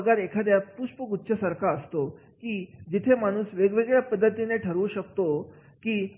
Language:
Marathi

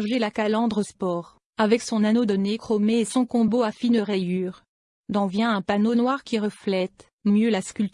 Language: French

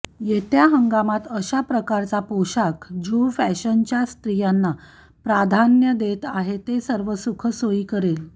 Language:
Marathi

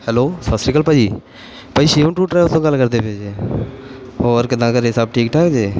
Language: Punjabi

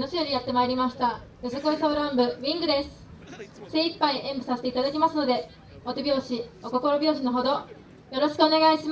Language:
Japanese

